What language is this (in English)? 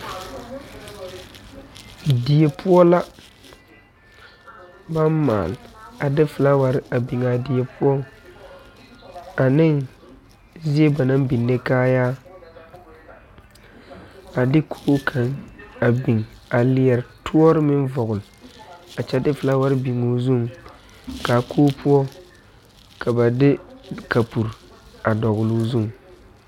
Southern Dagaare